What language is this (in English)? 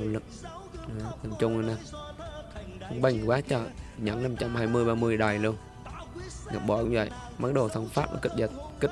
Vietnamese